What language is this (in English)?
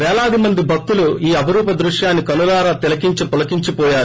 Telugu